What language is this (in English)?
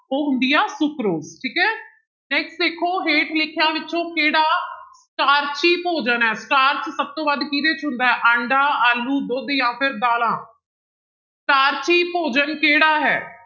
Punjabi